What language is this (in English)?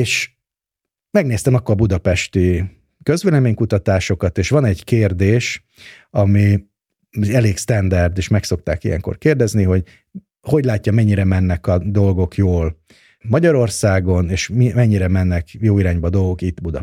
Hungarian